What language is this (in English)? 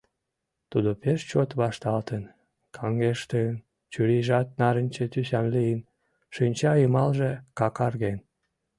Mari